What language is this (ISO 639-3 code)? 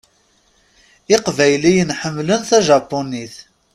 kab